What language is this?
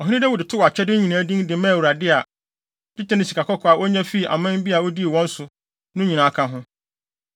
Akan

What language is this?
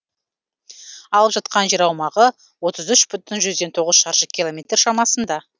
Kazakh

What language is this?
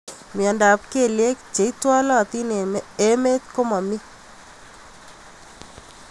Kalenjin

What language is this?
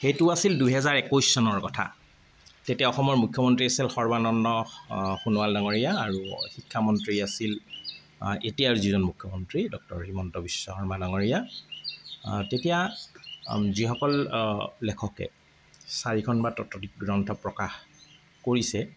Assamese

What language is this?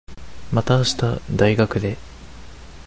Japanese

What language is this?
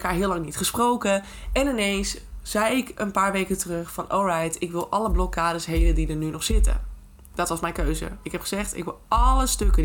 Dutch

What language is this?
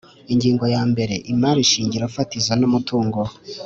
Kinyarwanda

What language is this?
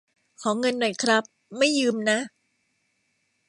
Thai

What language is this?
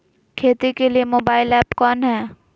Magahi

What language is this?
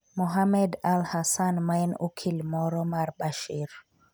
Luo (Kenya and Tanzania)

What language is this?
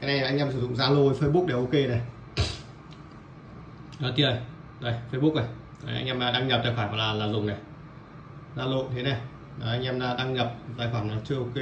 Vietnamese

